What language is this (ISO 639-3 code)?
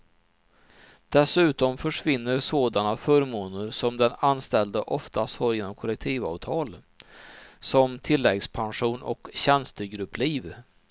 swe